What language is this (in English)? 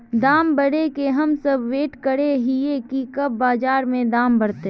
Magahi